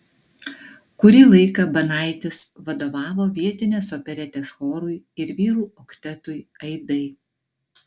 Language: Lithuanian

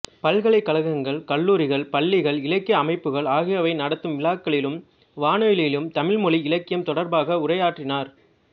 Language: Tamil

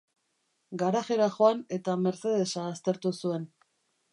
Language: Basque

